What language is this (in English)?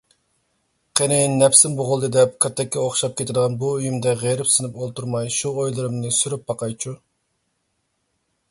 Uyghur